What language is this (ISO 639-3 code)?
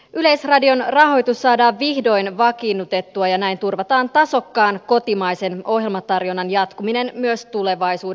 fin